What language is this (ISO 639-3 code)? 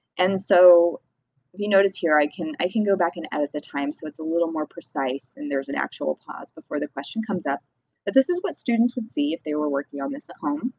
eng